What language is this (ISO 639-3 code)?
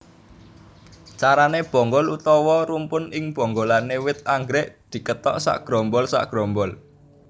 jav